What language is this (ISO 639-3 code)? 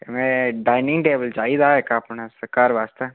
doi